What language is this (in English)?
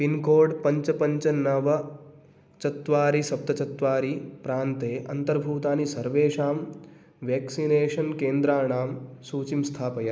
Sanskrit